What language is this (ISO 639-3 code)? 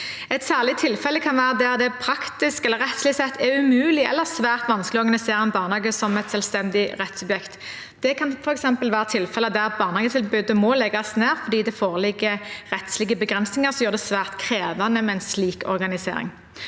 nor